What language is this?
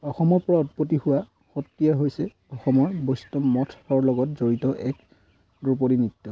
Assamese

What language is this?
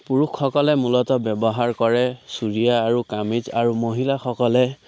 Assamese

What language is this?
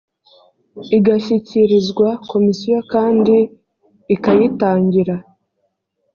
Kinyarwanda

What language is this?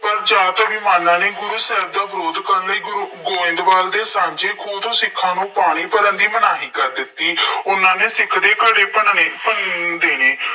Punjabi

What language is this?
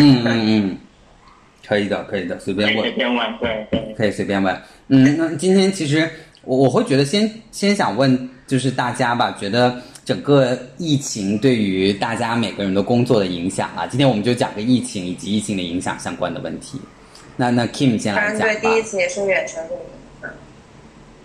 Chinese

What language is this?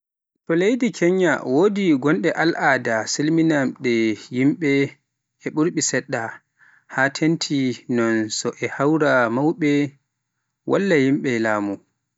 Pular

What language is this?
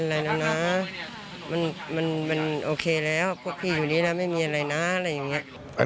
Thai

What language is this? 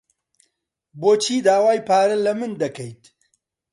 Central Kurdish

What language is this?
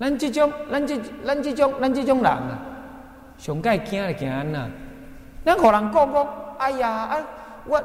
Chinese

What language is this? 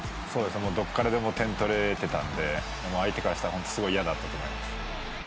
Japanese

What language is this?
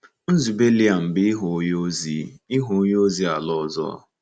Igbo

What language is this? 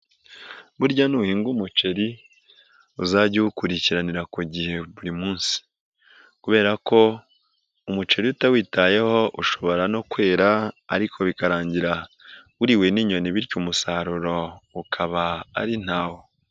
Kinyarwanda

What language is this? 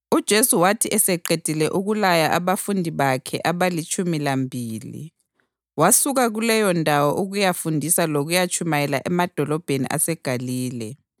North Ndebele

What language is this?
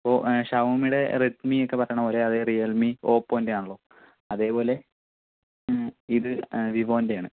Malayalam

